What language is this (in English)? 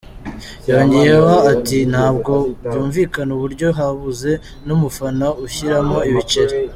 Kinyarwanda